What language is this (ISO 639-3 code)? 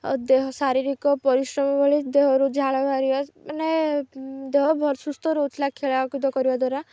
ori